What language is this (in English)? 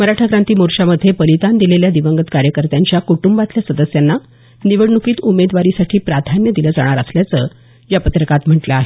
Marathi